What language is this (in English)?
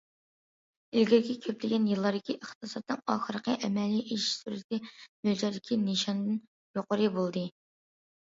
Uyghur